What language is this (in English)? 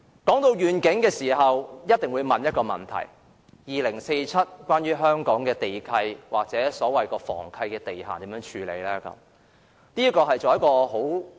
Cantonese